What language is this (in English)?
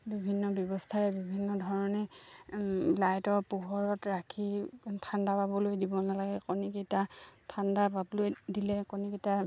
Assamese